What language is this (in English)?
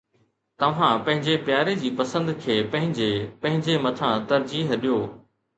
Sindhi